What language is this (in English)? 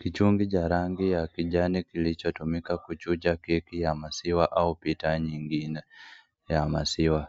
Swahili